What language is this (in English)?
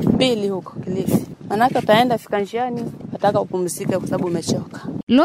Swahili